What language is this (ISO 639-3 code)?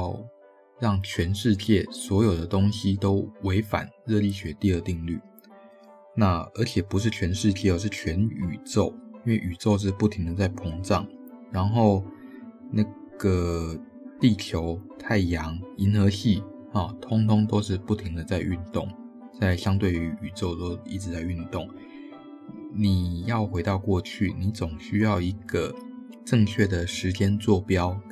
zho